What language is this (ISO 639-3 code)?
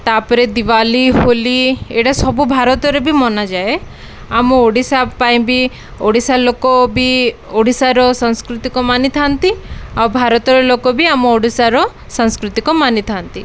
ori